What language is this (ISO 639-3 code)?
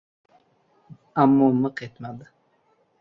uzb